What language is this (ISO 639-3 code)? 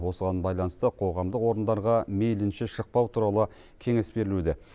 kaz